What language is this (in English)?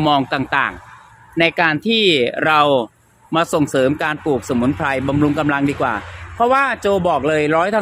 Thai